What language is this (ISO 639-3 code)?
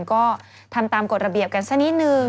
tha